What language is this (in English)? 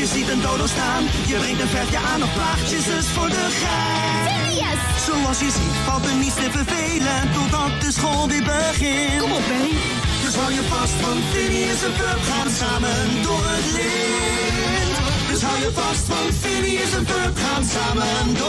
Dutch